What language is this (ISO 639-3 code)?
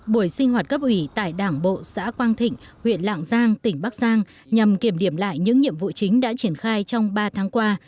vie